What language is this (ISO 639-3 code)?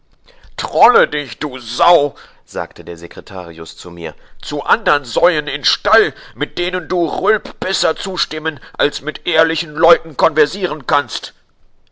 deu